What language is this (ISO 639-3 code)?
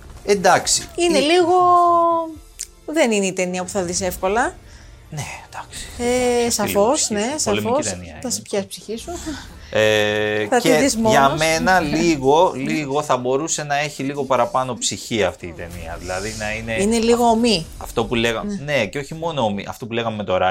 ell